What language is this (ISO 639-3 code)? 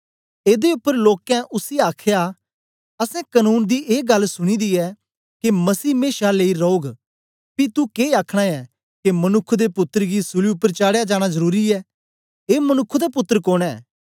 doi